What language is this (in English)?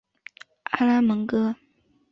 Chinese